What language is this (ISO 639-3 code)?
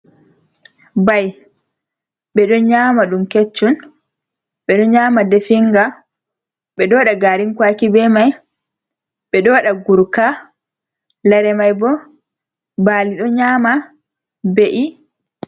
ful